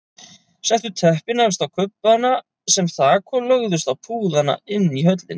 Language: Icelandic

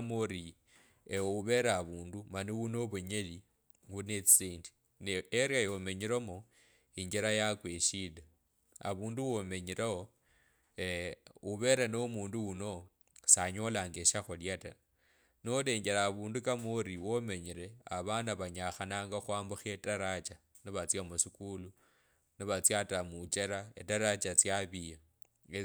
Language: Kabras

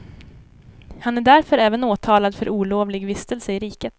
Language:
Swedish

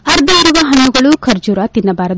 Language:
Kannada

